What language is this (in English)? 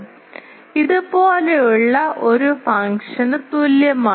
Malayalam